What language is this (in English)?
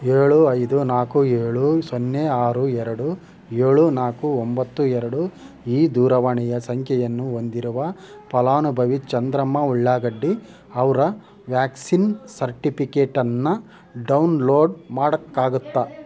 Kannada